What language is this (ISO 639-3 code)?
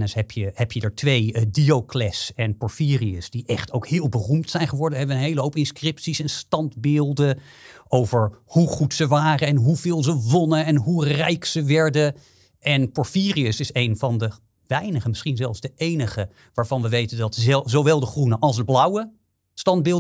nld